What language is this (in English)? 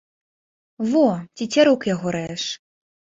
Belarusian